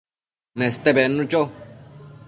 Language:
Matsés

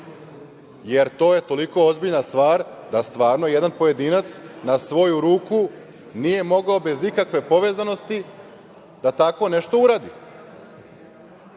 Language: Serbian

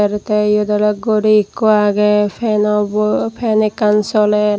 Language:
Chakma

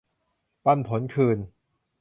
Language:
Thai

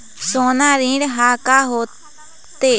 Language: Chhattisgarhi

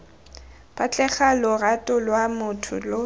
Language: Tswana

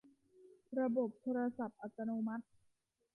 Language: Thai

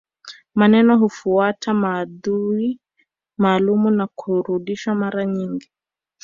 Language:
Swahili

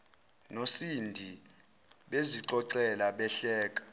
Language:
Zulu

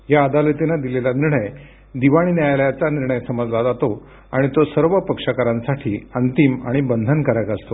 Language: Marathi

